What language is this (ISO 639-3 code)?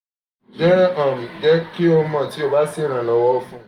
yor